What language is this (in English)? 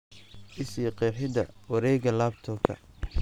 Somali